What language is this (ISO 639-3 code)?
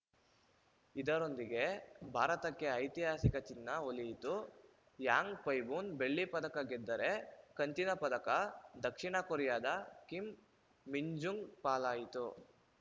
kan